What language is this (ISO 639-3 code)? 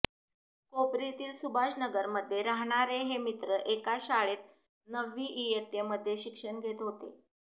mar